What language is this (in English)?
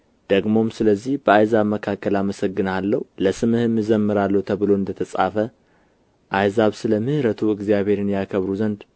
Amharic